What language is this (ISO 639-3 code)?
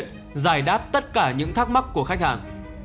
vie